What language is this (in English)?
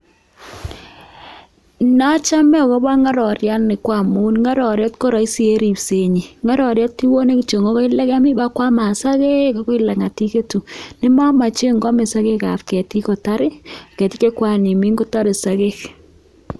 Kalenjin